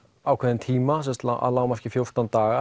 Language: Icelandic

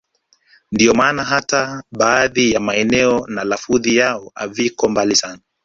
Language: Swahili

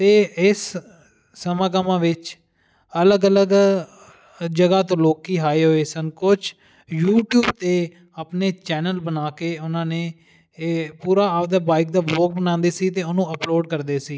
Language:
Punjabi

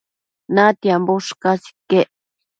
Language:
Matsés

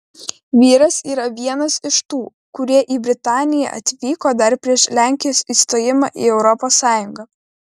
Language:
Lithuanian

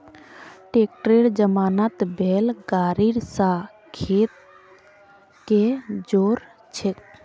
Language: Magahi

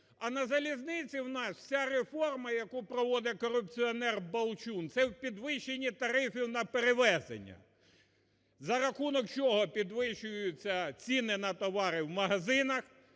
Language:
Ukrainian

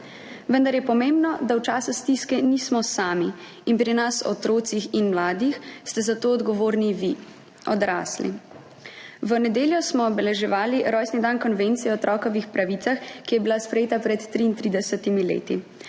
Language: Slovenian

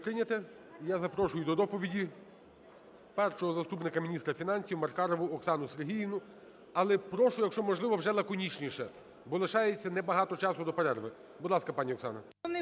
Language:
Ukrainian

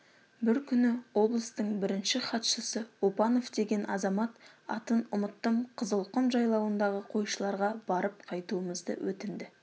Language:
Kazakh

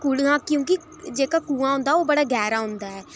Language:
Dogri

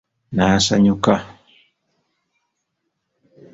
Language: Ganda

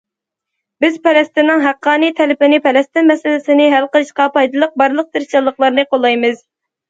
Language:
Uyghur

